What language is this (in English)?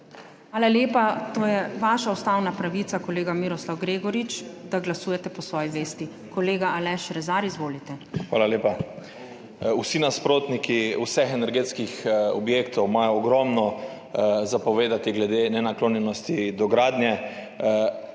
Slovenian